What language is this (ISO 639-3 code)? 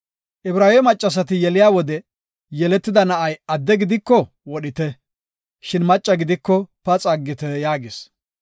gof